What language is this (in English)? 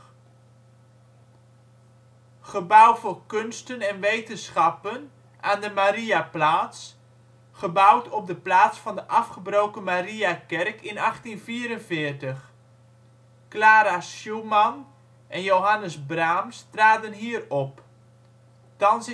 Dutch